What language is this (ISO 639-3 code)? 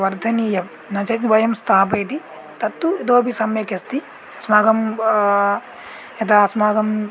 san